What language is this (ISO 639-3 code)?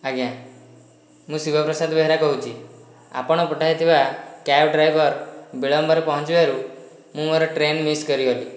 ori